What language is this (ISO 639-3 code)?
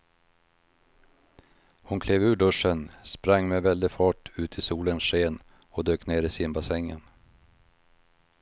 swe